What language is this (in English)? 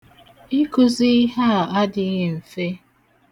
Igbo